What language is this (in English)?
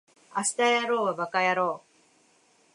Japanese